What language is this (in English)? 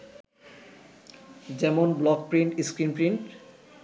Bangla